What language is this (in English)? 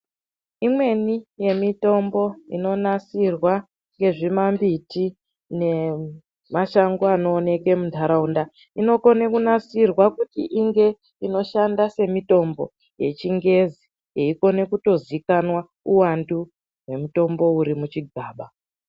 Ndau